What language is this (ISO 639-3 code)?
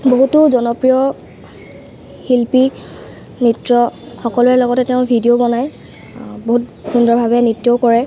asm